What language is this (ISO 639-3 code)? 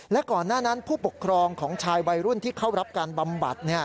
tha